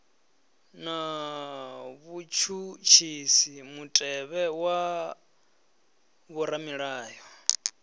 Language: Venda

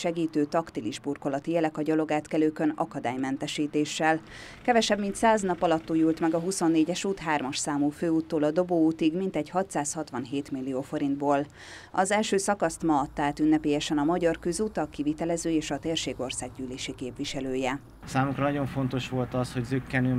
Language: Hungarian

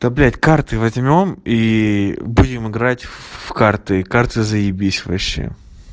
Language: Russian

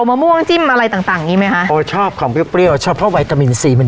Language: Thai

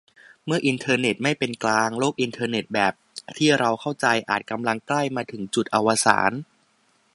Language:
Thai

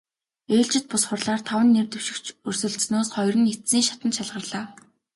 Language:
Mongolian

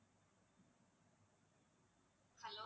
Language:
Tamil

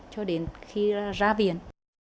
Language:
Vietnamese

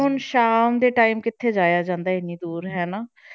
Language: Punjabi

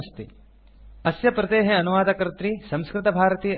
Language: Sanskrit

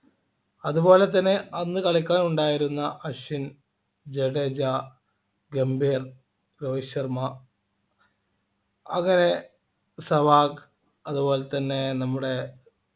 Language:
Malayalam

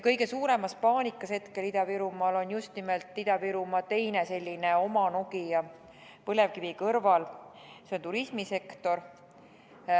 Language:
Estonian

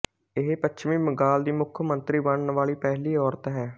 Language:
Punjabi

